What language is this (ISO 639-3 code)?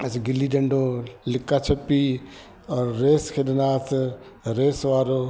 snd